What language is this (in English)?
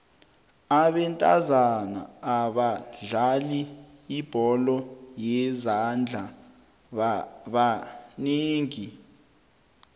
South Ndebele